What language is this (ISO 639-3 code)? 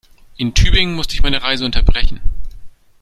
deu